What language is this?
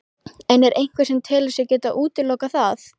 Icelandic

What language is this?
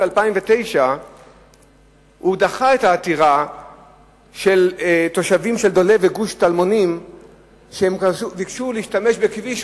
Hebrew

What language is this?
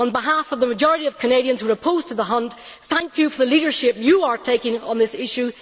English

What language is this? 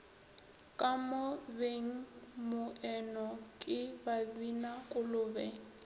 Northern Sotho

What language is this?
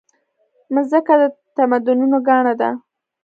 Pashto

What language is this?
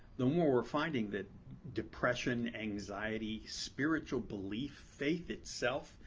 English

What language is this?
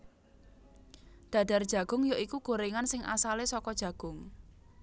Javanese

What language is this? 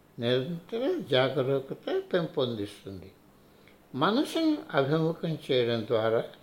Telugu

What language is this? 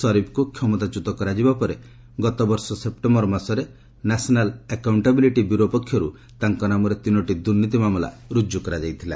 Odia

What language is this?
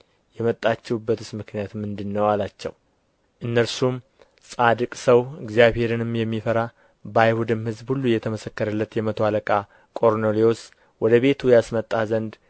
Amharic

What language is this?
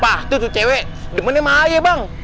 Indonesian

